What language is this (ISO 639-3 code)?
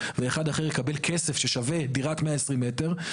heb